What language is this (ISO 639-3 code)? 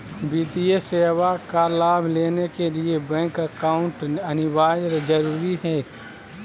mag